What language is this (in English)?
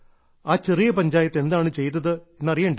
Malayalam